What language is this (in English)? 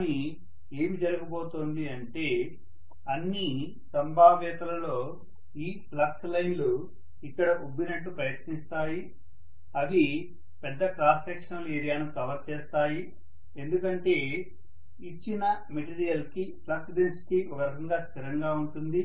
Telugu